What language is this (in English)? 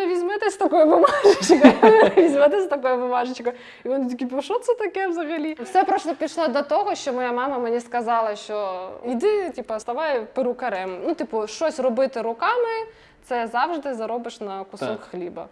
Ukrainian